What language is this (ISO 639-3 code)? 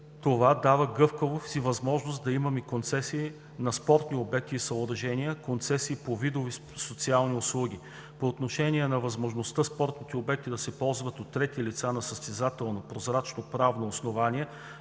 bul